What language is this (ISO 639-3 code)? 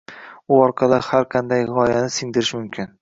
uzb